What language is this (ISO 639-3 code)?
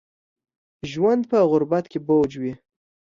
pus